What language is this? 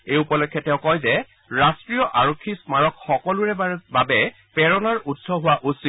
Assamese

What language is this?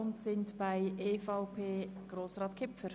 Swiss German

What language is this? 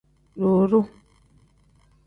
Tem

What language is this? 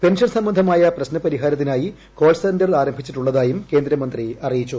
Malayalam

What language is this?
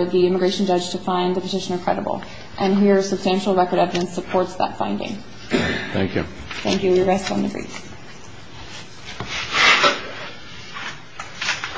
English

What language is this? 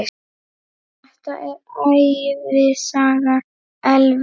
Icelandic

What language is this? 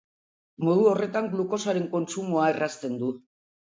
Basque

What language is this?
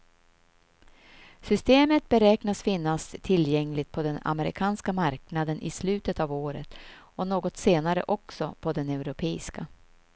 Swedish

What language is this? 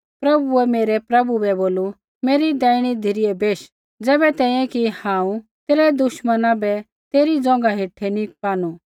Kullu Pahari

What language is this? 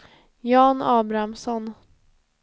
Swedish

